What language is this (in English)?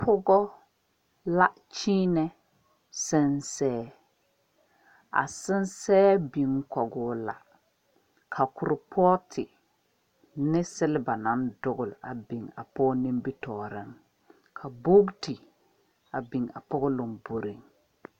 Southern Dagaare